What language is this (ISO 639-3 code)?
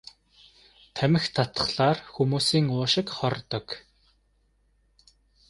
mon